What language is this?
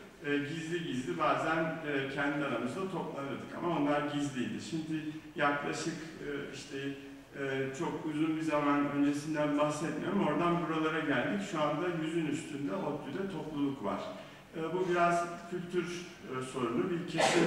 Turkish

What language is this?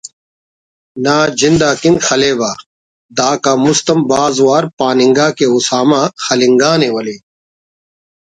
Brahui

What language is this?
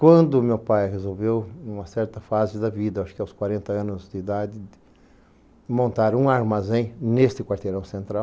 Portuguese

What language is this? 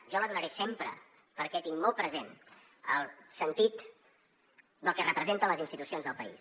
Catalan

